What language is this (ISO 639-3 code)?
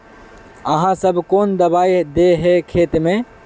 mag